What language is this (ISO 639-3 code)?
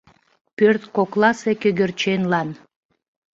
chm